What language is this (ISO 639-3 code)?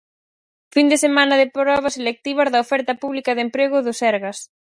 glg